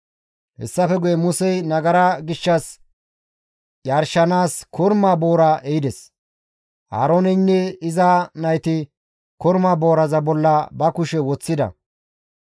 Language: Gamo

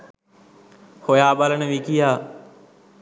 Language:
Sinhala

